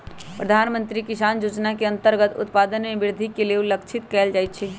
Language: Magahi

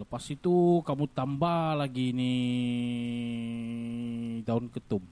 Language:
Malay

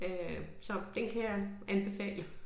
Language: Danish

